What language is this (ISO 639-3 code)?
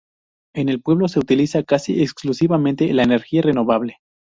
spa